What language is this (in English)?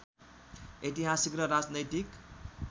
Nepali